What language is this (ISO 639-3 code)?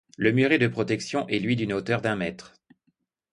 fra